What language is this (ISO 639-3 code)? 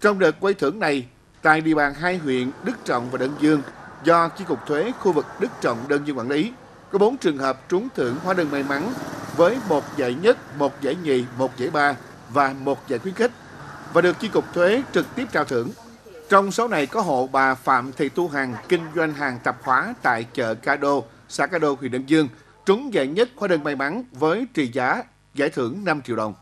vie